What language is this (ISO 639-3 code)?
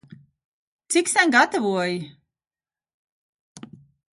lav